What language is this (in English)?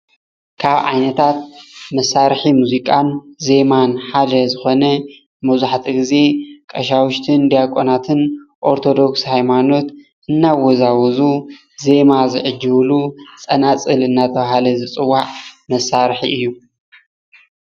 Tigrinya